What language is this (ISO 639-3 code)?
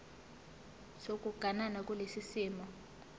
zul